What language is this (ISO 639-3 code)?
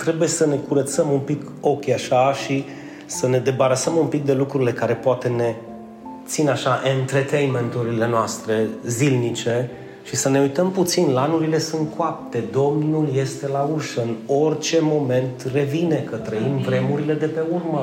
ron